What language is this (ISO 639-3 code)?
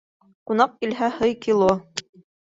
bak